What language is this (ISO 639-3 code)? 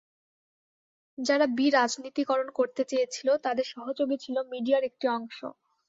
ben